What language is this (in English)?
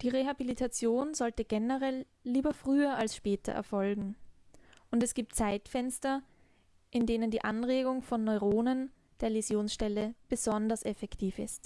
German